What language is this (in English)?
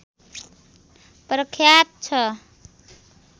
Nepali